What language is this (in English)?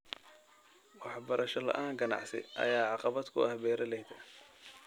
Somali